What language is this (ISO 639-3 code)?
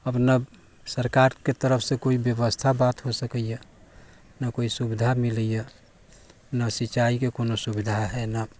mai